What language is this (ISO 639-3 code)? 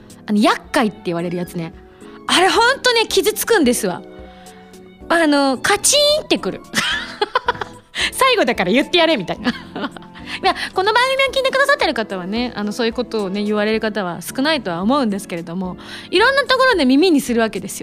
jpn